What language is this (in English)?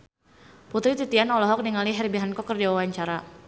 Sundanese